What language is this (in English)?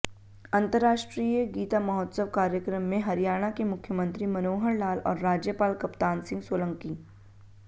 Hindi